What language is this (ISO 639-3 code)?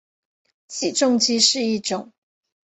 zho